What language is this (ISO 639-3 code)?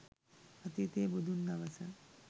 sin